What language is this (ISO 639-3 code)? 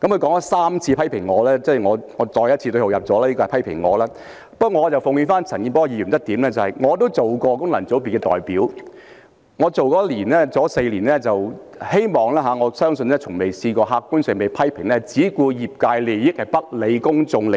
yue